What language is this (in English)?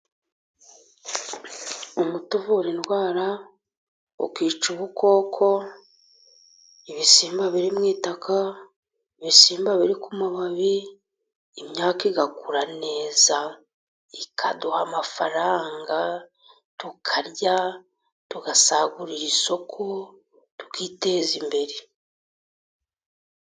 Kinyarwanda